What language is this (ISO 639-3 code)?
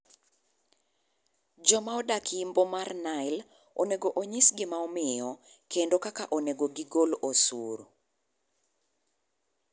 luo